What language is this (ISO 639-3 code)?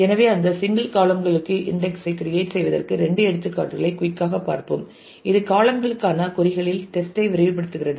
tam